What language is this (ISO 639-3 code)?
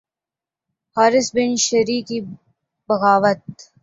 urd